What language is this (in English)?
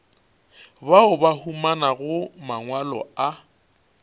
Northern Sotho